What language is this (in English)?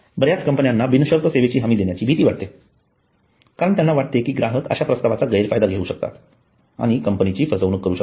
Marathi